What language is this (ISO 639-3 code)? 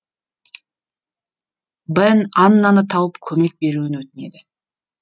kaz